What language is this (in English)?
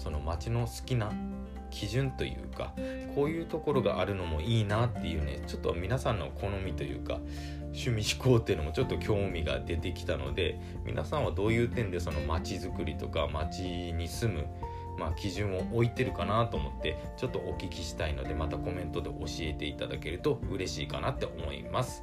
Japanese